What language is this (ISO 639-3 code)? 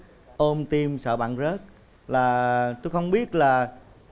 vie